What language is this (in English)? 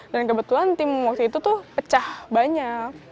Indonesian